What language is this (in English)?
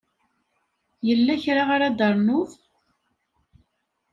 Kabyle